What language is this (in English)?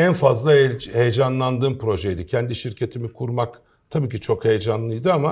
Turkish